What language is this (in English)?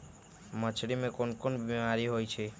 Magahi